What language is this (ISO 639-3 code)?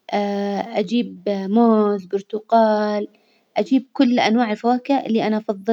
acw